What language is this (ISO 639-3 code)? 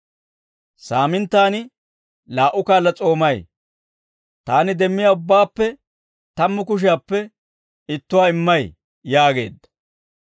dwr